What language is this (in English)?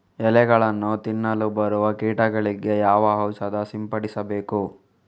Kannada